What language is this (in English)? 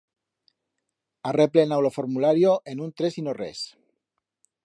Aragonese